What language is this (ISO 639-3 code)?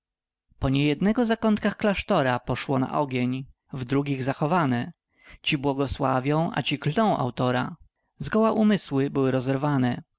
pol